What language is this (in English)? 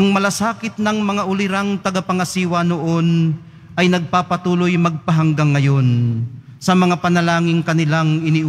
Filipino